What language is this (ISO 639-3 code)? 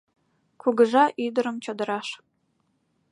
chm